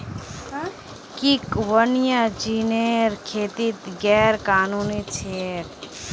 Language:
Magahi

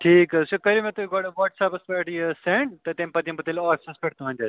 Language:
Kashmiri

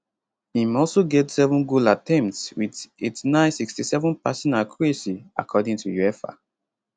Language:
Nigerian Pidgin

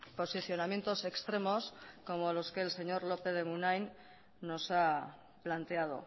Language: Spanish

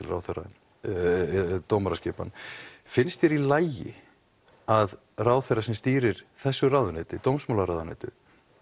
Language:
Icelandic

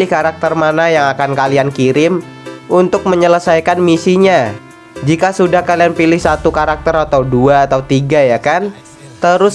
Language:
Indonesian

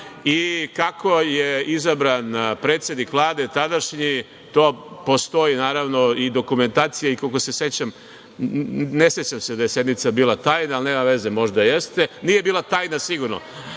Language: Serbian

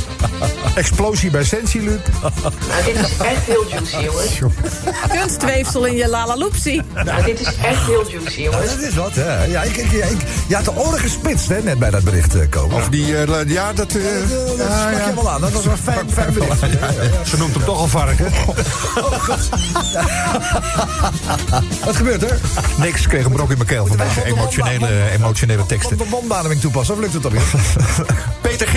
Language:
Dutch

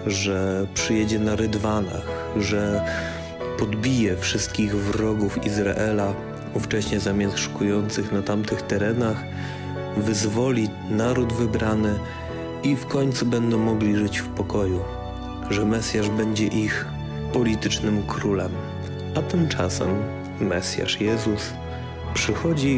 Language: Polish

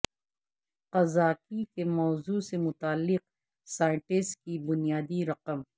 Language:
Urdu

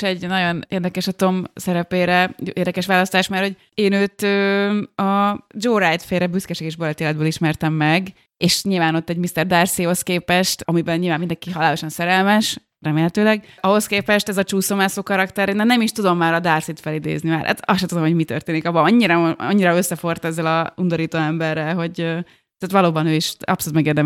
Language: Hungarian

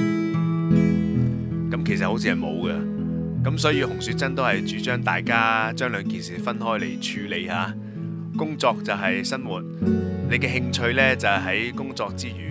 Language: Chinese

